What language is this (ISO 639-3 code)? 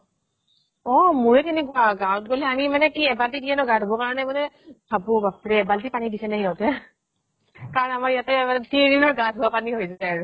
asm